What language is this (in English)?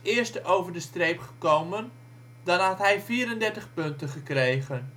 Dutch